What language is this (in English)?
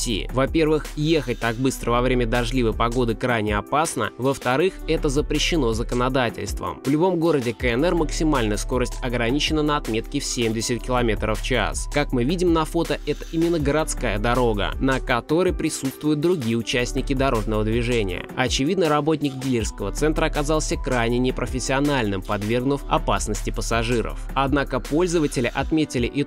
Russian